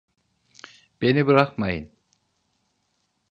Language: Turkish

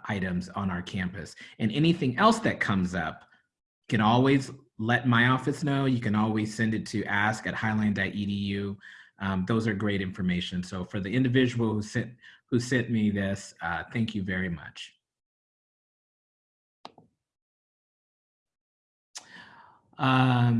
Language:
English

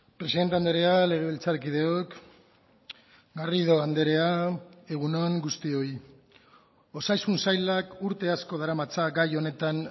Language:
Basque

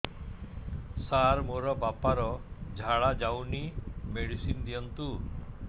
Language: Odia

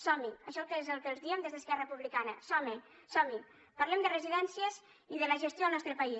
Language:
Catalan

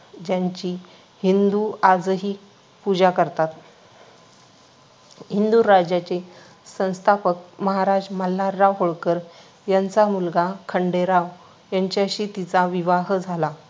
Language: Marathi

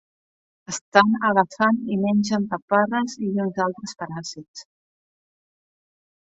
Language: Catalan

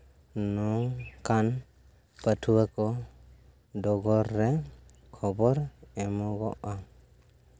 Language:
Santali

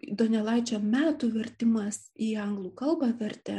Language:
Lithuanian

